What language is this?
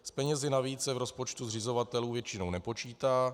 Czech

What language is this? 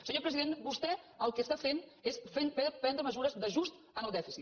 Catalan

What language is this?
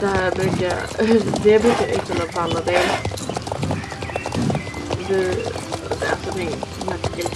Swedish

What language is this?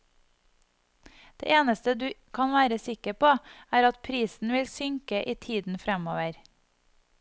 Norwegian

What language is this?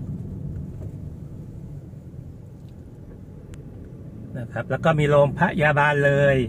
Thai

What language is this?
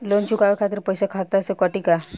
Bhojpuri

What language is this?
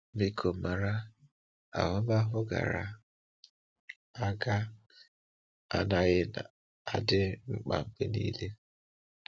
Igbo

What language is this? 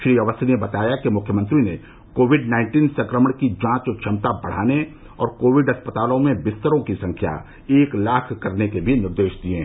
Hindi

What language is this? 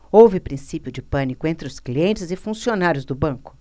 Portuguese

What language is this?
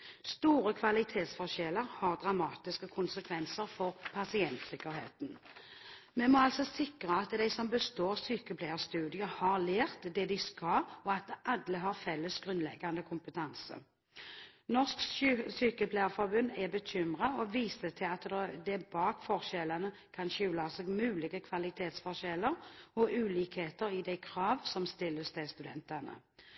Norwegian Bokmål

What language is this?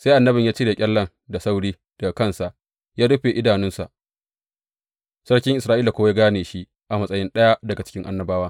Hausa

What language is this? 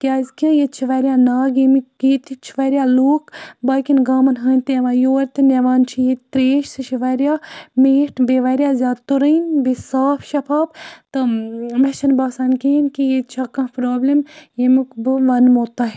Kashmiri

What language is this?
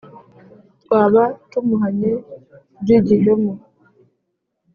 Kinyarwanda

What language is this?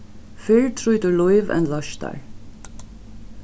Faroese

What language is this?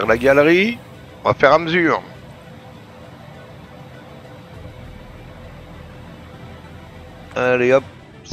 French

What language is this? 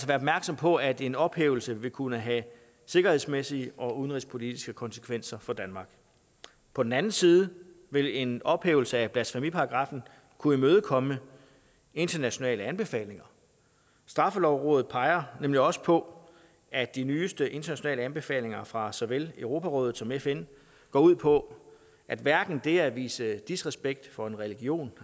Danish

